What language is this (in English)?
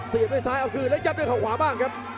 Thai